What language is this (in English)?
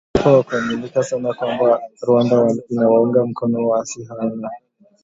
Swahili